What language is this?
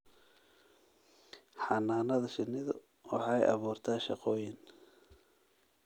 Somali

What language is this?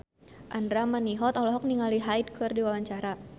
Sundanese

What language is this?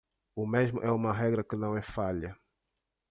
Portuguese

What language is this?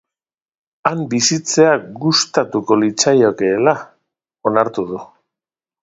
Basque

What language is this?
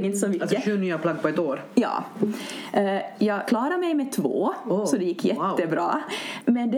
Swedish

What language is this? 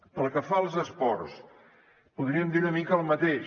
Catalan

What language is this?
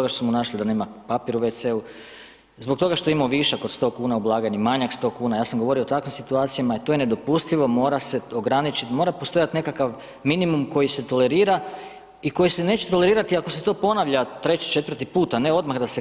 Croatian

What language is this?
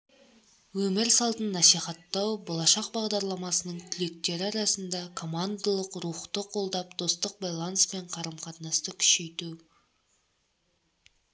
Kazakh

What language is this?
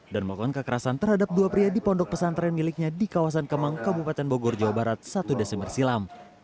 Indonesian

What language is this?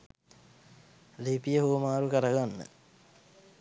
Sinhala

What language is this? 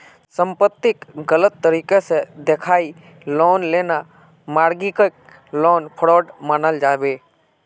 Magahi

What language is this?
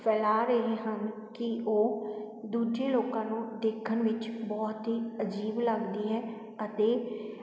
Punjabi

